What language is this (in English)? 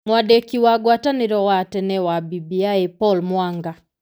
Kikuyu